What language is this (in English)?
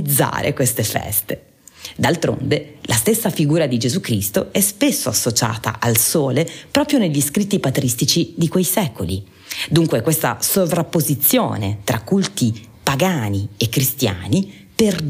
Italian